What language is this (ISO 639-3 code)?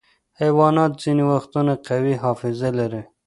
pus